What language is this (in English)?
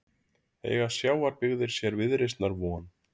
Icelandic